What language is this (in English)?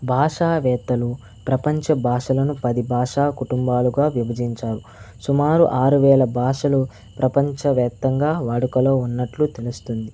Telugu